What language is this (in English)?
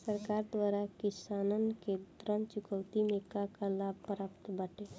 Bhojpuri